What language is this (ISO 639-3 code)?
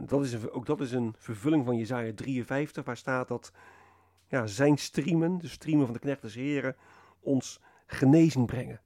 nld